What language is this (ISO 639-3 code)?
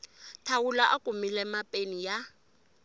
tso